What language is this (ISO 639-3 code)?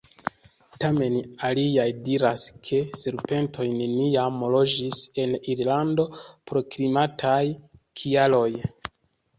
epo